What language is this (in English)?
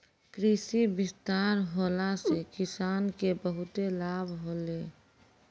Maithili